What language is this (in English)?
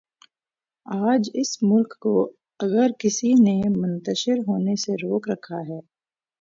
Urdu